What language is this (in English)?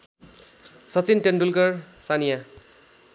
Nepali